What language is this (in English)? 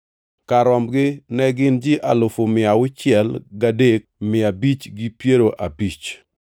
Luo (Kenya and Tanzania)